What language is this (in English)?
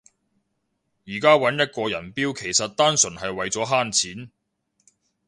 Cantonese